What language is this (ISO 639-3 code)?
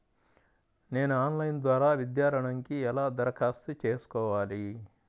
tel